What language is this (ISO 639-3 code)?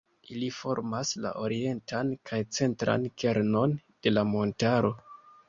epo